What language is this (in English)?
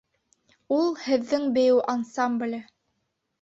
Bashkir